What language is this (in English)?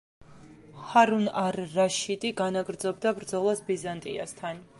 Georgian